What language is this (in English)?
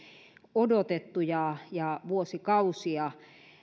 Finnish